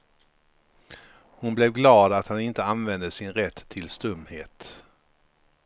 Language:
Swedish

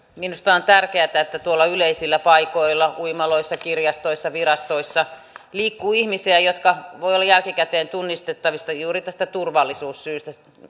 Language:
Finnish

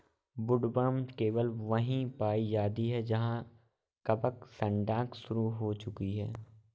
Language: Hindi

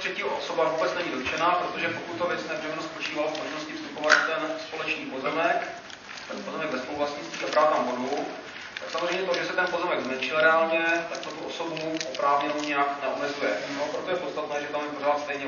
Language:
Czech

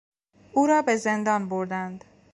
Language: Persian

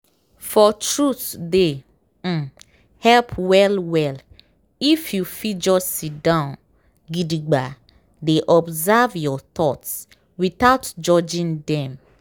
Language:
Nigerian Pidgin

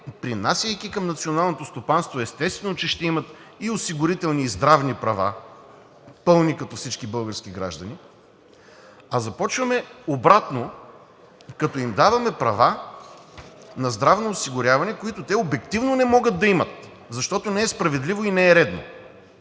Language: Bulgarian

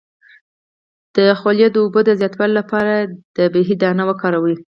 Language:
Pashto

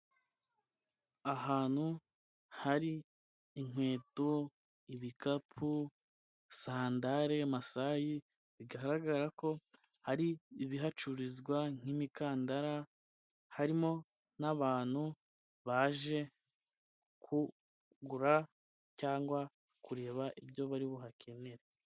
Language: Kinyarwanda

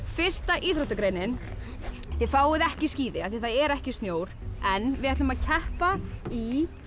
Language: Icelandic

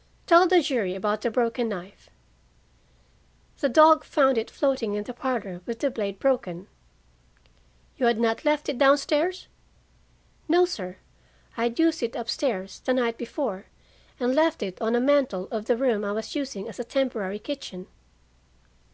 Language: English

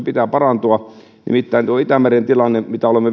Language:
Finnish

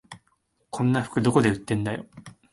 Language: Japanese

